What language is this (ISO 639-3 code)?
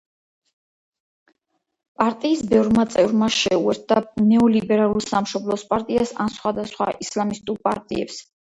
kat